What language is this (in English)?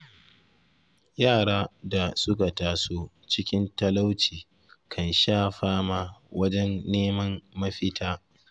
Hausa